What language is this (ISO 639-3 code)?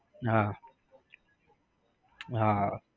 guj